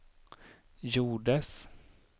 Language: Swedish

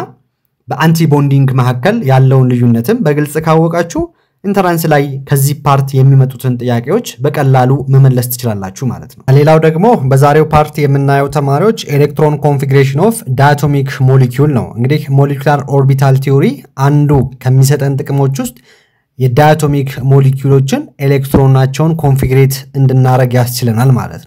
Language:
Arabic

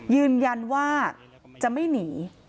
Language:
Thai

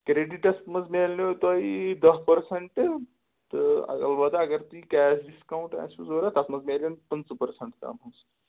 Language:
Kashmiri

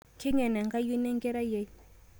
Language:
Masai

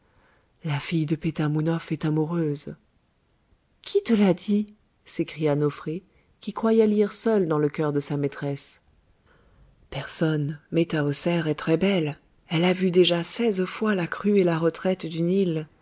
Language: French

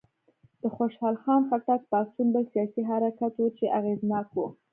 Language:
Pashto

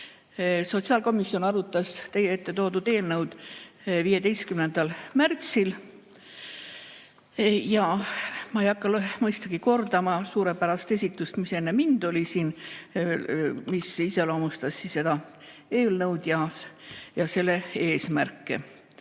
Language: Estonian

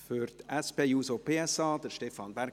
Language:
Swiss German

